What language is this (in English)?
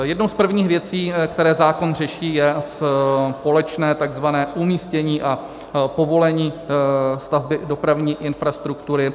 Czech